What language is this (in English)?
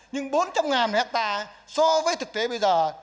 Vietnamese